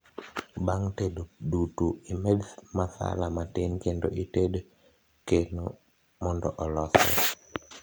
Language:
Luo (Kenya and Tanzania)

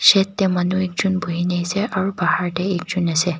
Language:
Naga Pidgin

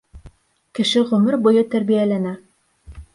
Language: Bashkir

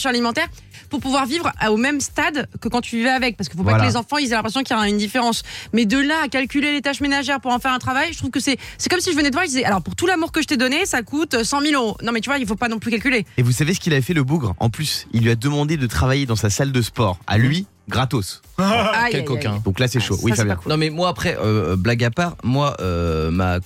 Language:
French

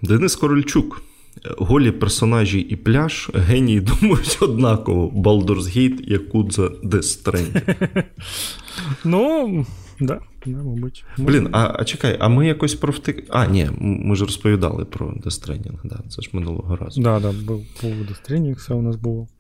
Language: Ukrainian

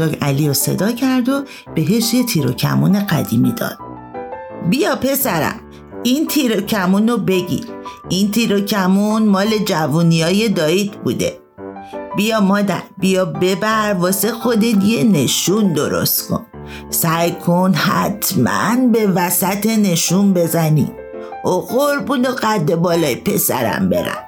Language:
Persian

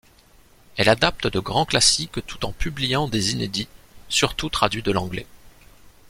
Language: French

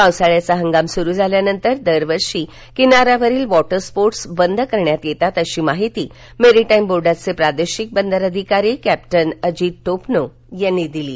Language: Marathi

